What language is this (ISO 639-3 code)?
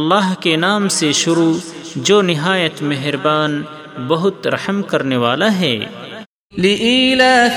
urd